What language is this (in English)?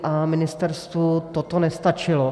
Czech